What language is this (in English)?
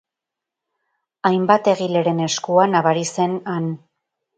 Basque